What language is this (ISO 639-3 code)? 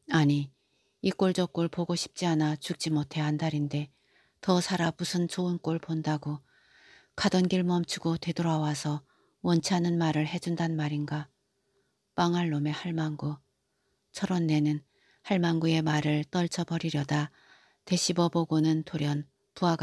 kor